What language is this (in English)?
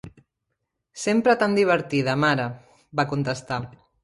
Catalan